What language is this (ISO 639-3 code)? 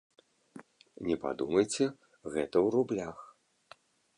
bel